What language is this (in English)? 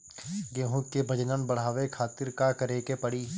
Bhojpuri